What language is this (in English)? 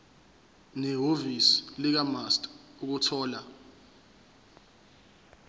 Zulu